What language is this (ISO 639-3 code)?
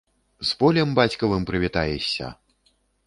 bel